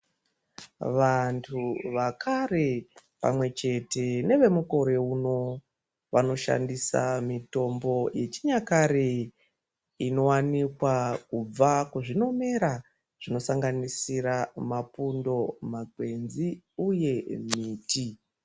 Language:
Ndau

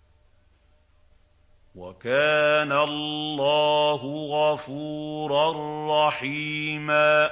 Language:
Arabic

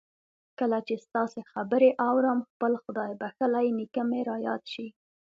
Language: Pashto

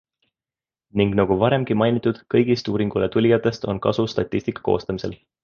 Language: Estonian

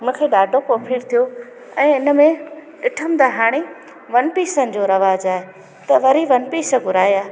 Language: Sindhi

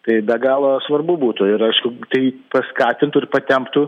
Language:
Lithuanian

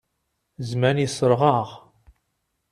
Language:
Kabyle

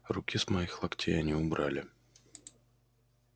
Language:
Russian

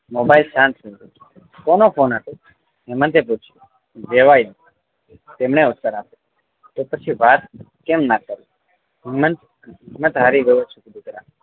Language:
Gujarati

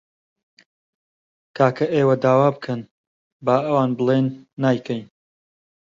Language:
Central Kurdish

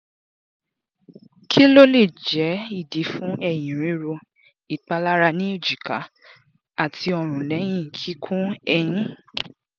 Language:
Yoruba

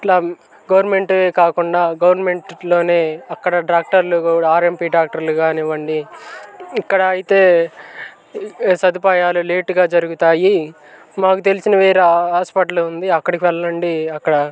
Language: Telugu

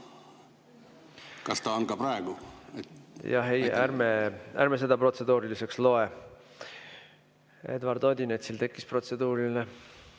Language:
Estonian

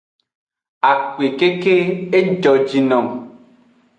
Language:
Aja (Benin)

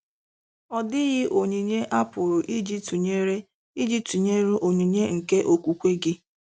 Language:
Igbo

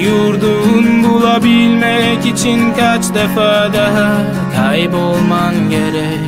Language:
Turkish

